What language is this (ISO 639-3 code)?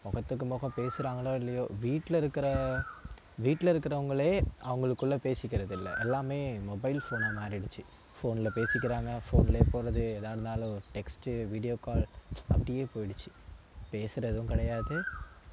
tam